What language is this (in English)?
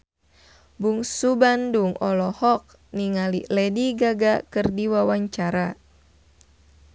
Sundanese